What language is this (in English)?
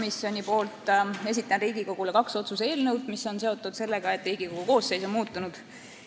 Estonian